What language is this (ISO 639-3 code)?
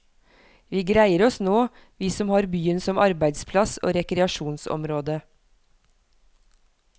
nor